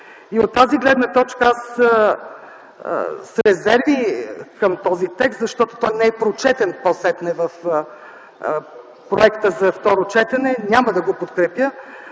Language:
Bulgarian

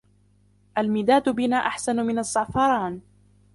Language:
Arabic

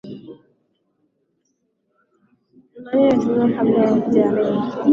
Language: Swahili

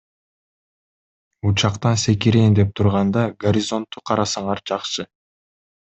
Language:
Kyrgyz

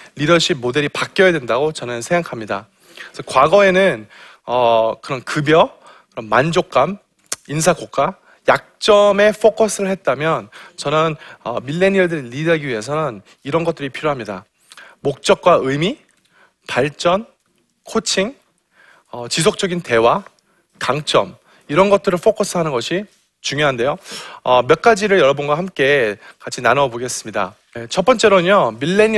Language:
Korean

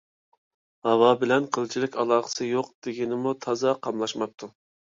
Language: Uyghur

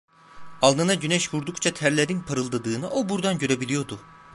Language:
Turkish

